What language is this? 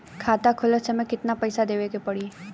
Bhojpuri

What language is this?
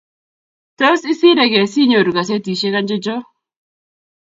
Kalenjin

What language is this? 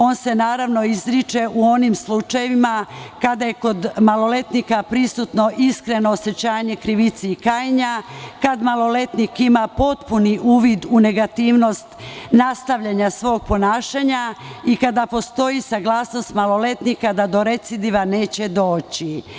Serbian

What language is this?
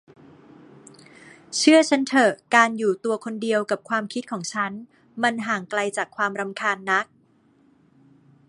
Thai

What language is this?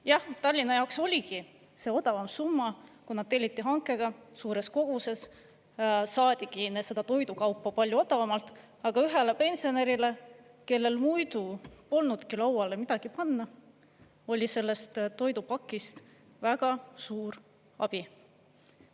Estonian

